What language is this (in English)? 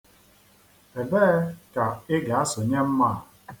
Igbo